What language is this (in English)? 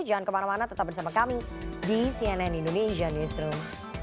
Indonesian